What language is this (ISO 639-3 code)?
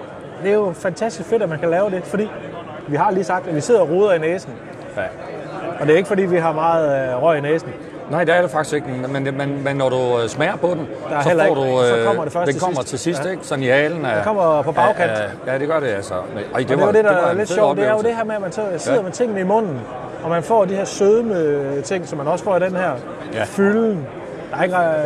dan